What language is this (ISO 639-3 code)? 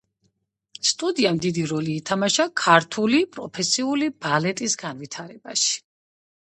kat